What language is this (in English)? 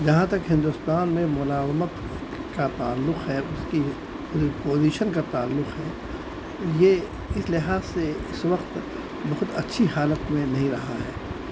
Urdu